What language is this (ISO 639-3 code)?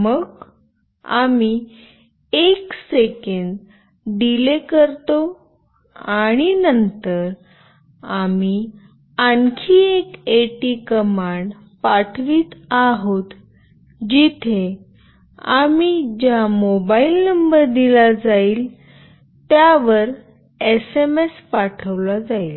mar